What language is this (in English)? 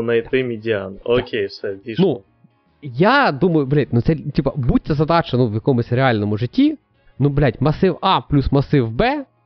Ukrainian